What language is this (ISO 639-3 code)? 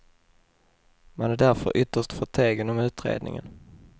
swe